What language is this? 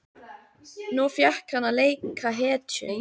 Icelandic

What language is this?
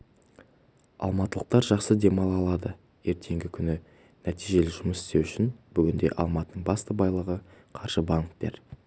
Kazakh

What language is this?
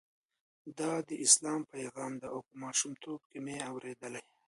Pashto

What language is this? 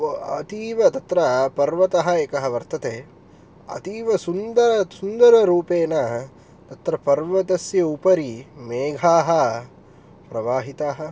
Sanskrit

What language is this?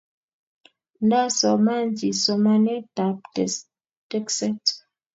Kalenjin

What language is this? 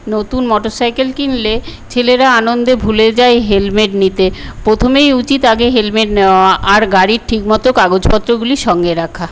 Bangla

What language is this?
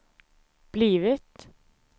Swedish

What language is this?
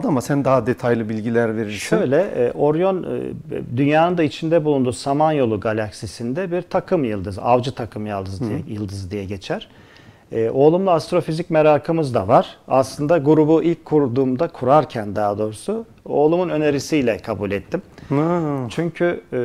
Turkish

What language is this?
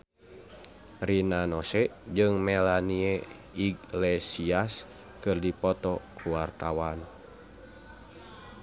Sundanese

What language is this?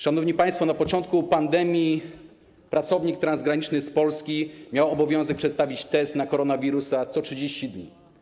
Polish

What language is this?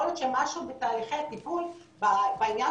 Hebrew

